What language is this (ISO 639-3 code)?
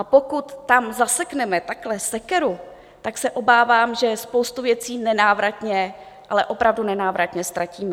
ces